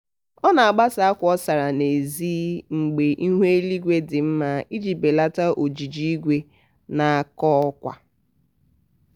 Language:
Igbo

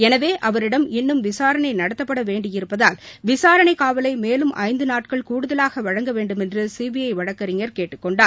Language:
Tamil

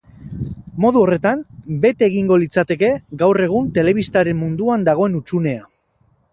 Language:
Basque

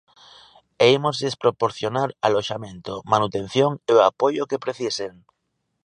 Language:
Galician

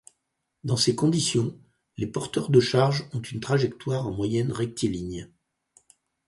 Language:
French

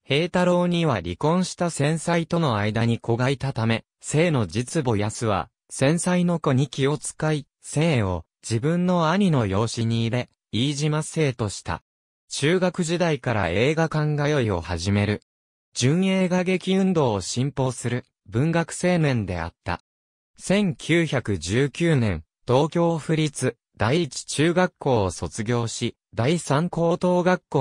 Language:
Japanese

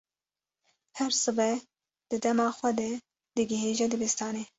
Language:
Kurdish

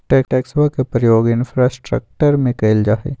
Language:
Magahi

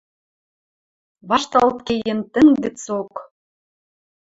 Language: Western Mari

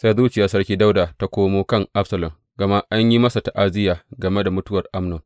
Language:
Hausa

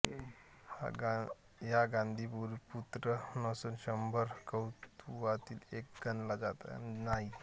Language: Marathi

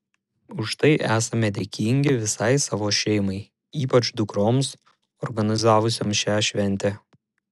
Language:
Lithuanian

